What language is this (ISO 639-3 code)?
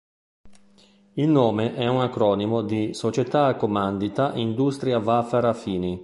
ita